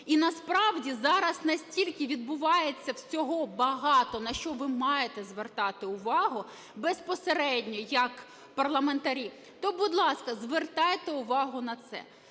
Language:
Ukrainian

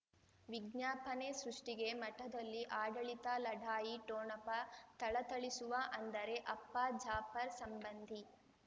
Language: Kannada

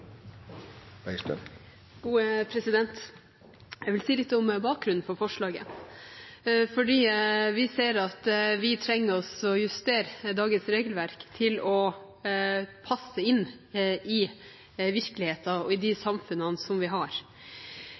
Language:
Norwegian Bokmål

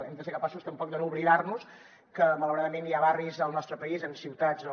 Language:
Catalan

